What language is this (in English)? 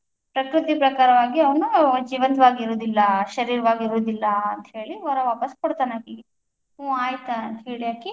Kannada